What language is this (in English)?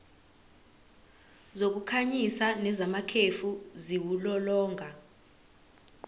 Zulu